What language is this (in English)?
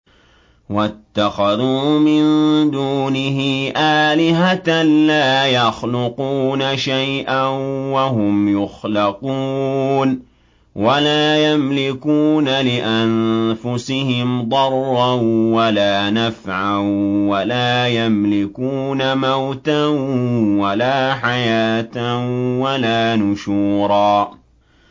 Arabic